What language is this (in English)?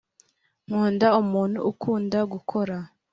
Kinyarwanda